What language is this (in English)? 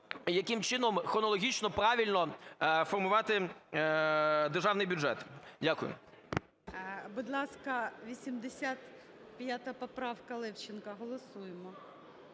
Ukrainian